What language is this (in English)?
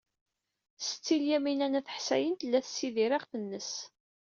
Kabyle